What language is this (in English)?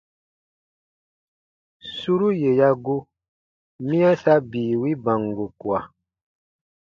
Baatonum